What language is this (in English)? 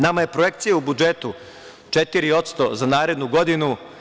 Serbian